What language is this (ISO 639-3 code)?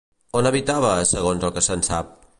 cat